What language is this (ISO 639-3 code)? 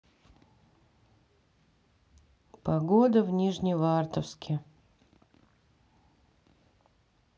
rus